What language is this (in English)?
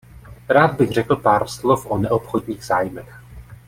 Czech